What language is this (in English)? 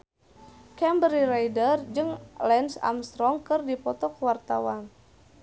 Sundanese